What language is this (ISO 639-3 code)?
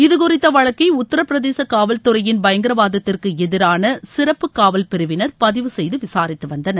tam